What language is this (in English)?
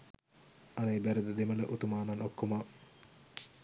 Sinhala